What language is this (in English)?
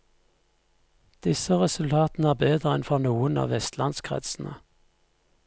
Norwegian